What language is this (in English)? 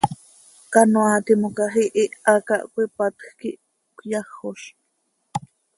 Seri